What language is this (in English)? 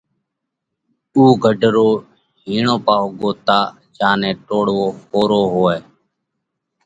Parkari Koli